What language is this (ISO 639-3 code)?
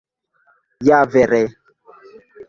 epo